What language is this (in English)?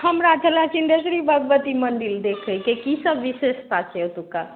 Maithili